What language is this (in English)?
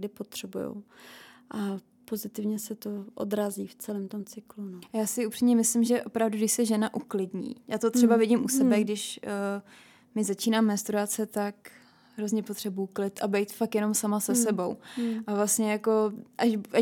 Czech